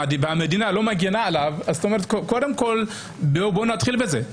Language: Hebrew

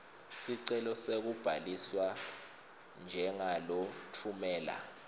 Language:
Swati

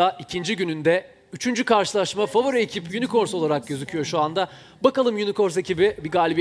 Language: Turkish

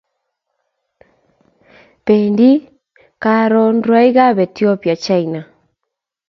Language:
Kalenjin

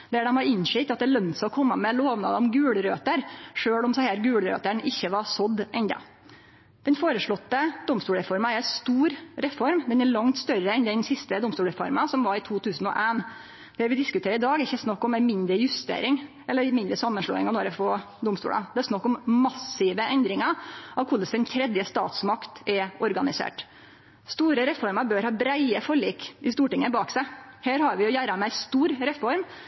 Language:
Norwegian Nynorsk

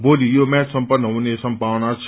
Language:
Nepali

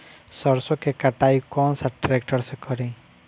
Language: Bhojpuri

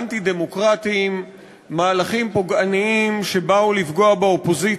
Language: Hebrew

